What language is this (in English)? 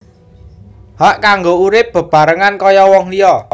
Javanese